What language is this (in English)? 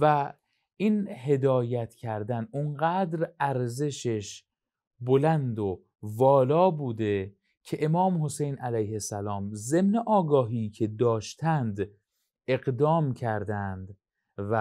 Persian